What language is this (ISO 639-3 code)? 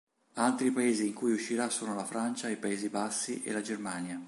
ita